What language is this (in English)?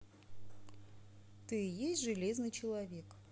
Russian